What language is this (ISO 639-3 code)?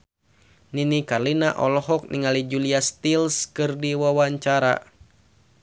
sun